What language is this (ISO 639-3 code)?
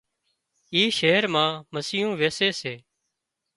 kxp